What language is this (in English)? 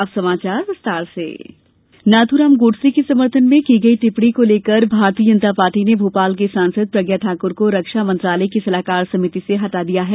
Hindi